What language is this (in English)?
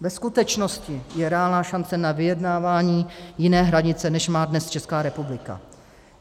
Czech